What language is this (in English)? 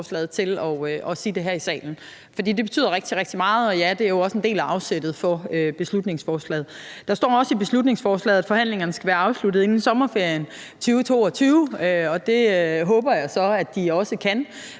Danish